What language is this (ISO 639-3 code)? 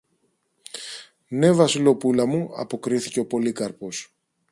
ell